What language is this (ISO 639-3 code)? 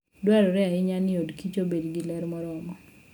luo